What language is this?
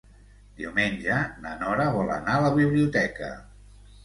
Catalan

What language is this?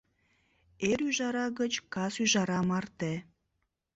Mari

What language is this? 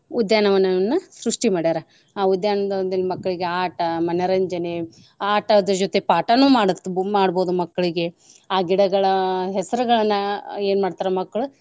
Kannada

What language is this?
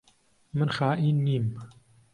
Central Kurdish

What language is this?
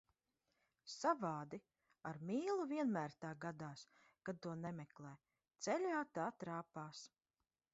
Latvian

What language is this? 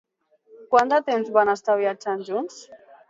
Catalan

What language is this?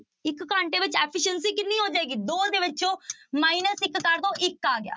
Punjabi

